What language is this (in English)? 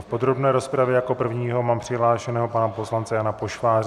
Czech